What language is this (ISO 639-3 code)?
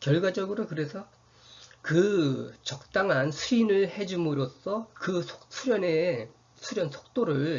kor